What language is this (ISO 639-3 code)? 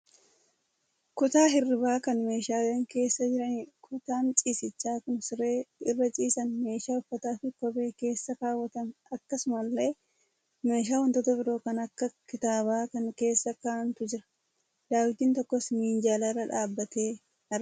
orm